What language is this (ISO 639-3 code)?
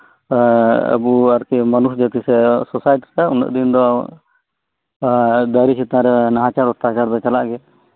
sat